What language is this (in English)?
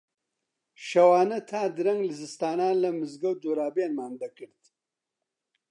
Central Kurdish